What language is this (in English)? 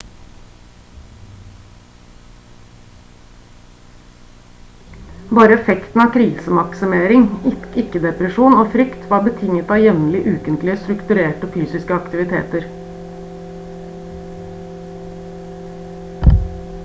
Norwegian Bokmål